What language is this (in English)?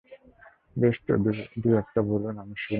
Bangla